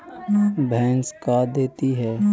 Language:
Magahi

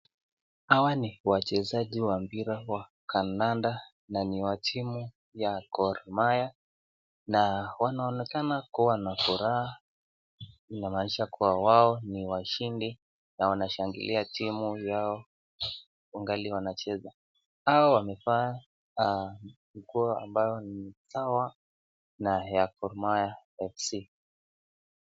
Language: Swahili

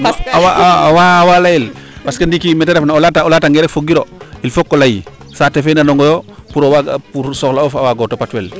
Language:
Serer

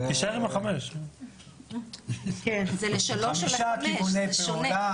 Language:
Hebrew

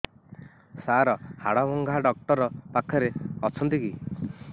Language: Odia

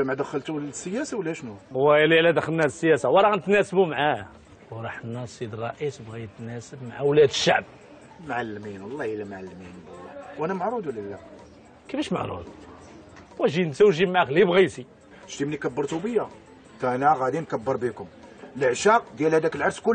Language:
Arabic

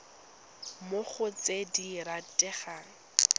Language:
Tswana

